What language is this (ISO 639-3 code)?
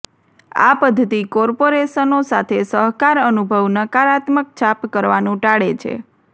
guj